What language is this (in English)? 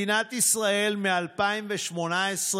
Hebrew